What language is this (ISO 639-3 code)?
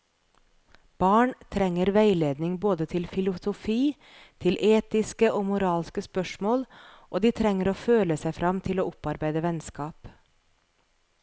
nor